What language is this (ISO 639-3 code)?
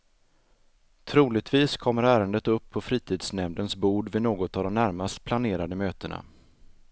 swe